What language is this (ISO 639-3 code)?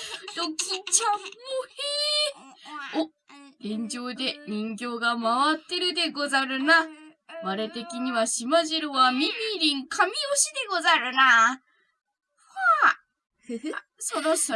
jpn